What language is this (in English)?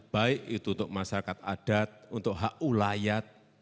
Indonesian